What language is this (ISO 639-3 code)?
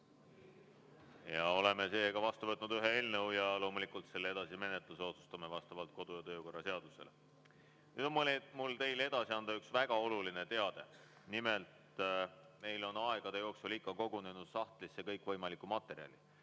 est